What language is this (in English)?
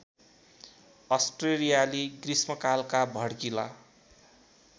Nepali